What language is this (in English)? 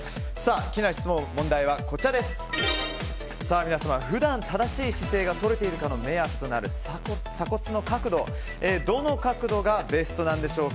Japanese